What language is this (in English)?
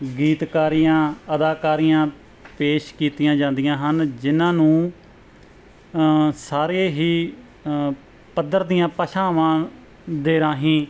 Punjabi